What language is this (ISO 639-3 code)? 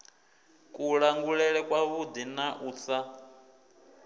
ven